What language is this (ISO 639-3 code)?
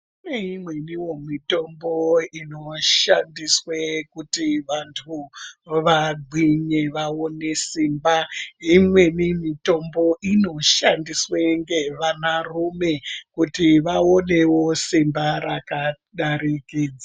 ndc